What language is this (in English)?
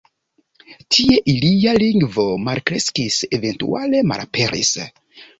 Esperanto